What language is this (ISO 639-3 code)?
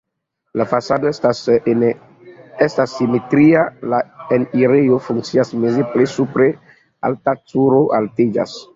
epo